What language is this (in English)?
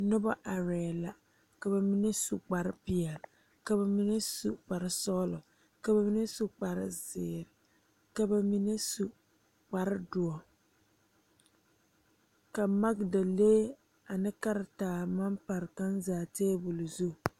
Southern Dagaare